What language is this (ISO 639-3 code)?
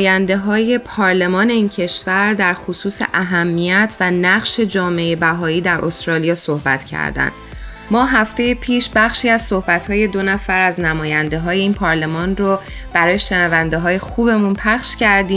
fas